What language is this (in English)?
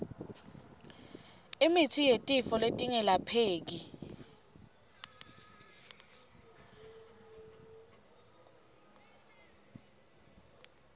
Swati